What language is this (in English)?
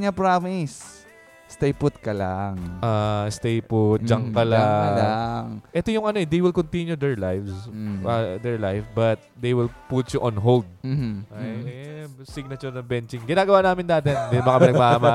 Filipino